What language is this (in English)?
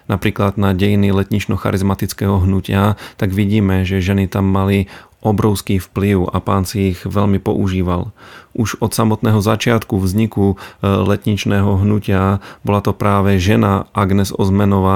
Slovak